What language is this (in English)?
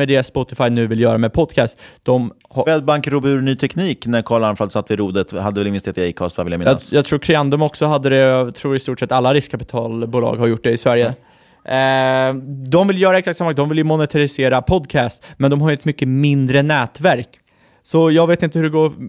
Swedish